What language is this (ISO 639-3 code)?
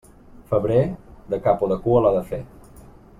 cat